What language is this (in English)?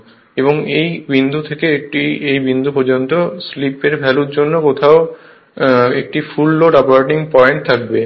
Bangla